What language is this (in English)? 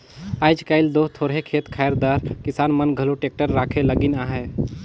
Chhattisgarhi